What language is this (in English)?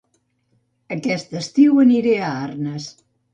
Catalan